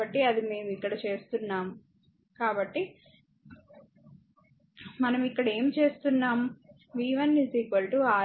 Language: Telugu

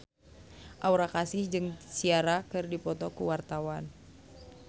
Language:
Sundanese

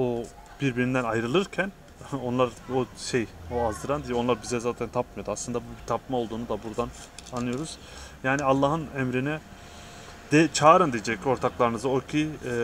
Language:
Turkish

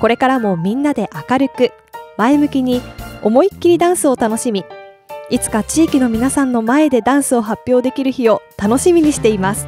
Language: Japanese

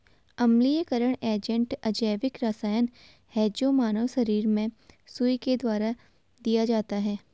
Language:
Hindi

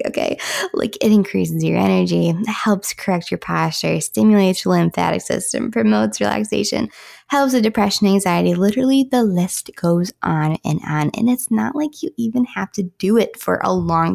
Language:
English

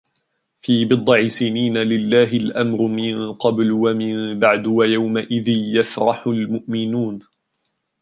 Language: Arabic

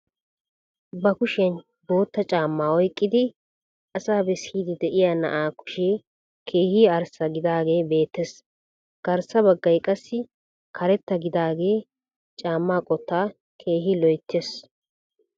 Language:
Wolaytta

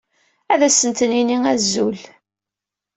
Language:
Kabyle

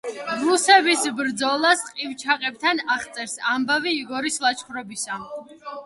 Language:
Georgian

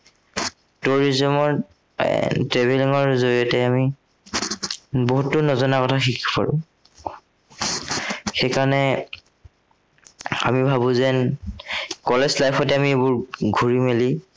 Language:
Assamese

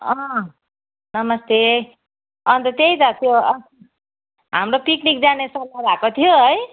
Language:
Nepali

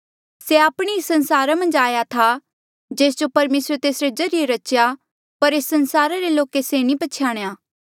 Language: Mandeali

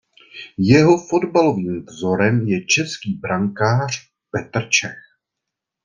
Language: Czech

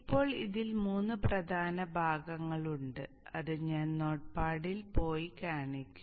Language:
Malayalam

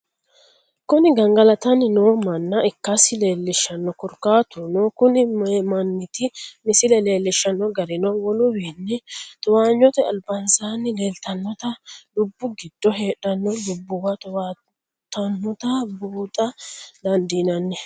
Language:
Sidamo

